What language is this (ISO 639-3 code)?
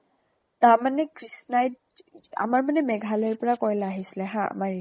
asm